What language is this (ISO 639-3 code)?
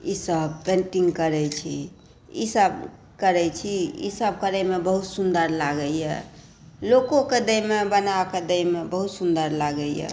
mai